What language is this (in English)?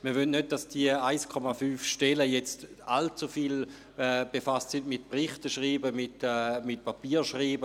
Swiss German